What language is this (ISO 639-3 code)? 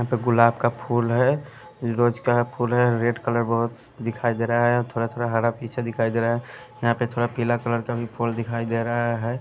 hin